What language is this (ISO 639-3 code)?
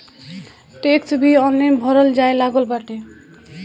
bho